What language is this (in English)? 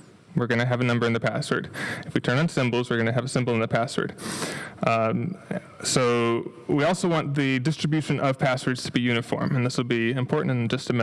English